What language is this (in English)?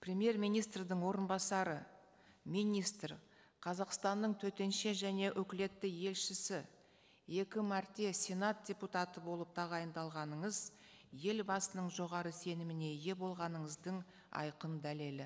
Kazakh